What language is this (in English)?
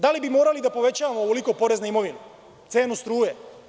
Serbian